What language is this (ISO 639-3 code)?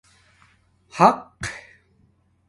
dmk